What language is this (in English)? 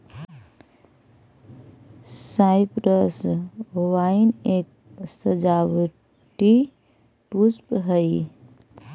Magahi